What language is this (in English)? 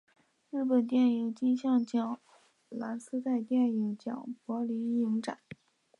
Chinese